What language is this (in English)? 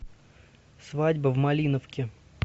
Russian